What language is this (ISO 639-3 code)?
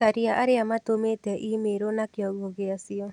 kik